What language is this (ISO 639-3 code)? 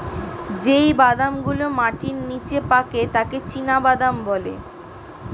ben